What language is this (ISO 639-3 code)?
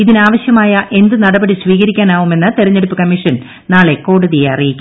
mal